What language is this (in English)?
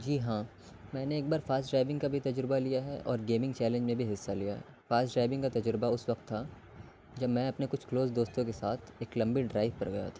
Urdu